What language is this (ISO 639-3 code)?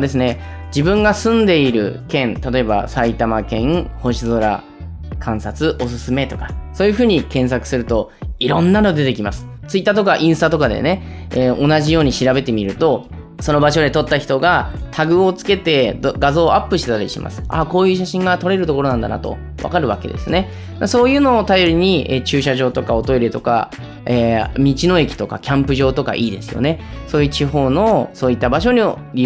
jpn